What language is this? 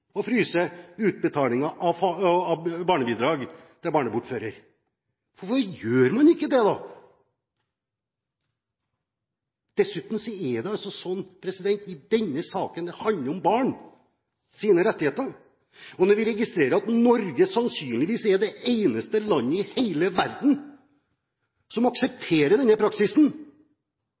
Norwegian Bokmål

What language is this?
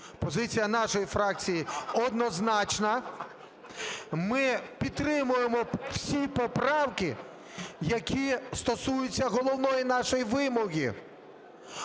Ukrainian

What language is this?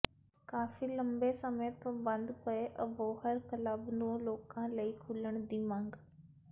Punjabi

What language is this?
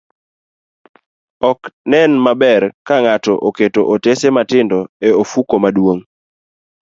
Luo (Kenya and Tanzania)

